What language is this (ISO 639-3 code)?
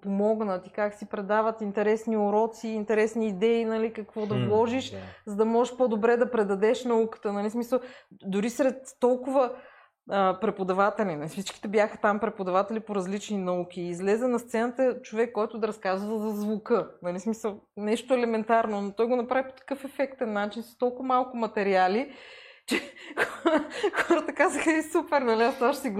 bul